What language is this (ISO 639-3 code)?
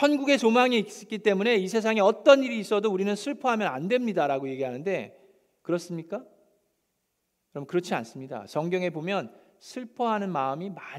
kor